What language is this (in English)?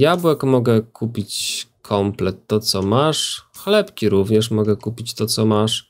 Polish